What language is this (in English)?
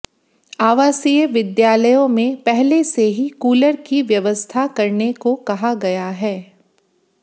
Hindi